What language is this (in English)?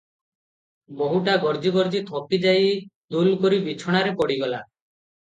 Odia